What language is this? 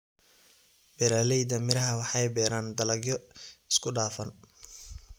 Somali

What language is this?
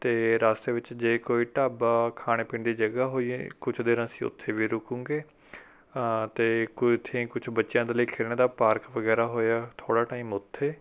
Punjabi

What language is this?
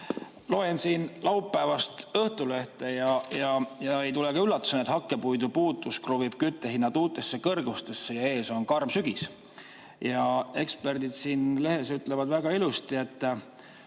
Estonian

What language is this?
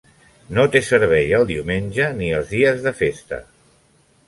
Catalan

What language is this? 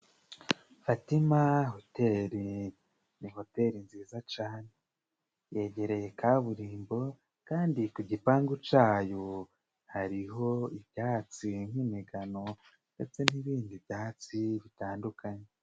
Kinyarwanda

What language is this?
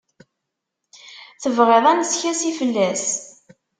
Kabyle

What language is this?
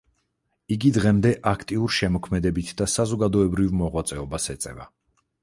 Georgian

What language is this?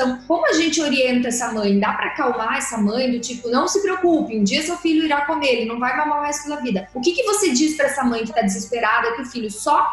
Portuguese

